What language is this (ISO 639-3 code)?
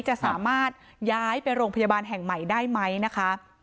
tha